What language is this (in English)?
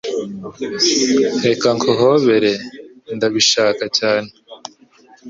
Kinyarwanda